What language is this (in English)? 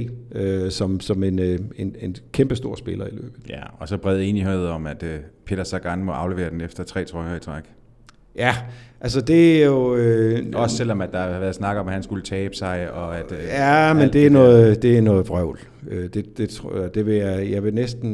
Danish